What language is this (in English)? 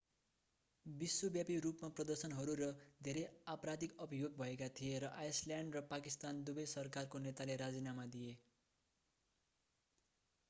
Nepali